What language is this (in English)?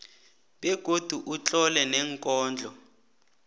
South Ndebele